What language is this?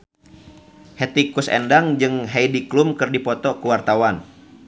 Sundanese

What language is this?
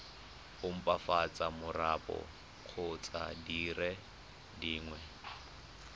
Tswana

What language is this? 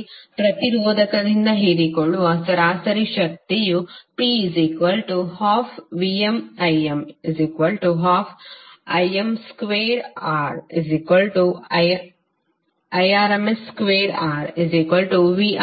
Kannada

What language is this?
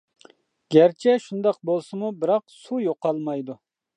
Uyghur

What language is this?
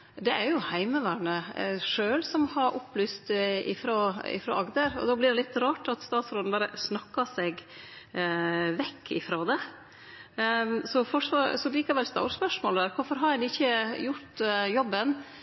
Norwegian Nynorsk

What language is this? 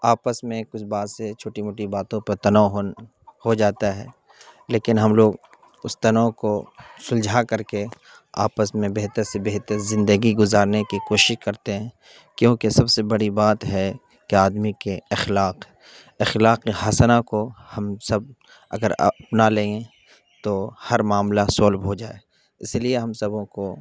Urdu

